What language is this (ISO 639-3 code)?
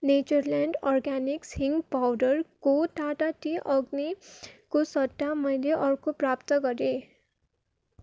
nep